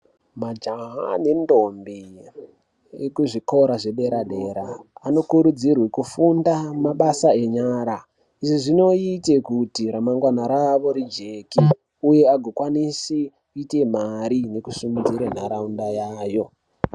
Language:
Ndau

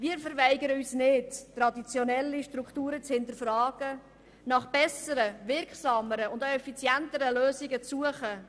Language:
Swiss German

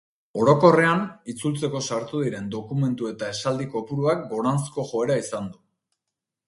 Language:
Basque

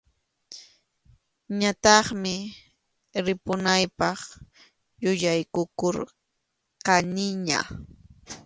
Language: Arequipa-La Unión Quechua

